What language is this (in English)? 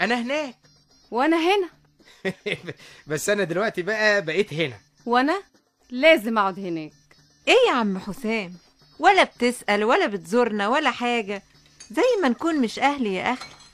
Arabic